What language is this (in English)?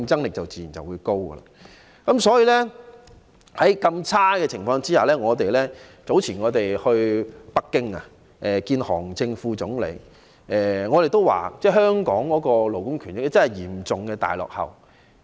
Cantonese